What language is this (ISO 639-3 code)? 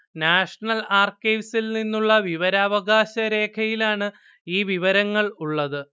mal